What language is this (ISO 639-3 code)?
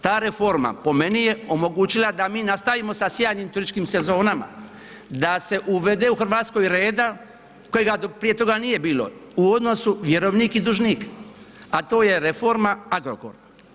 hrv